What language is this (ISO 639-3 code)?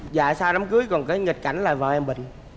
vie